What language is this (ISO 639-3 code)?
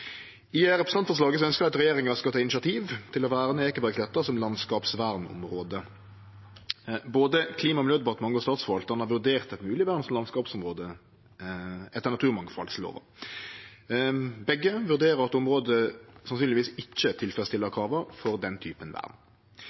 nno